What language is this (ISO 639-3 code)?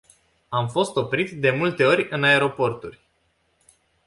ron